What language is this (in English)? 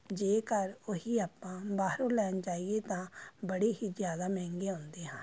Punjabi